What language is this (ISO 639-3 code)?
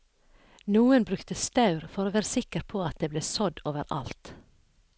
nor